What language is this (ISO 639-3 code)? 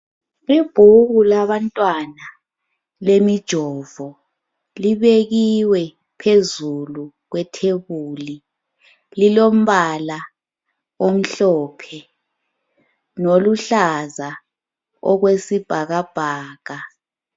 nde